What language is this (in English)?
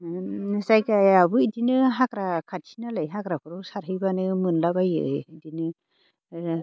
Bodo